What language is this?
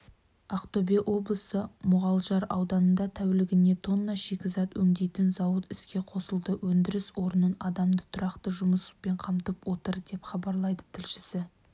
Kazakh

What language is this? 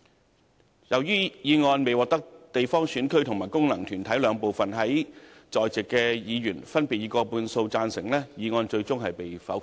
Cantonese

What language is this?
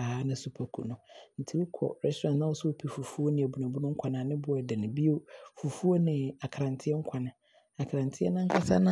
Abron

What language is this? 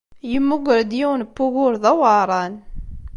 Kabyle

